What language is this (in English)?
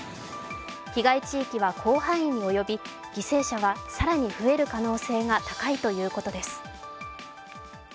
Japanese